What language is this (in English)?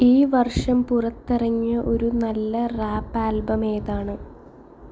Malayalam